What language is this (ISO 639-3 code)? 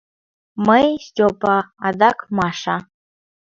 chm